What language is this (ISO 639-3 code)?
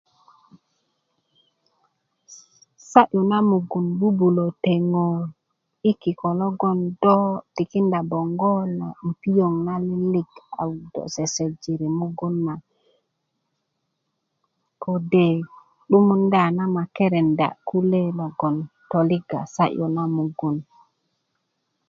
ukv